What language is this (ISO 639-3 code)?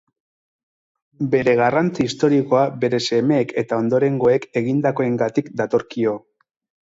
eus